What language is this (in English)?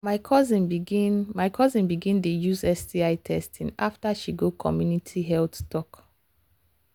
Nigerian Pidgin